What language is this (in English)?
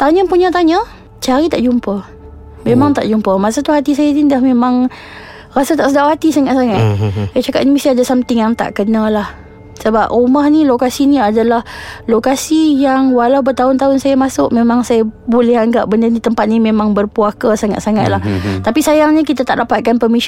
Malay